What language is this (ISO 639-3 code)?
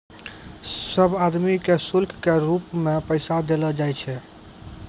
mai